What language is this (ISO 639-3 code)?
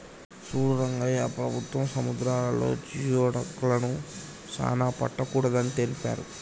tel